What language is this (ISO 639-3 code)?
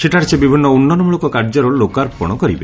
ori